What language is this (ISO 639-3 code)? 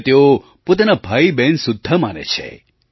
guj